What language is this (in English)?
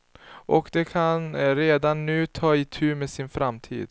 Swedish